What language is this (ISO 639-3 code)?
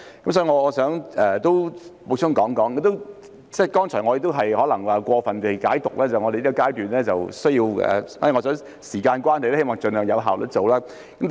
yue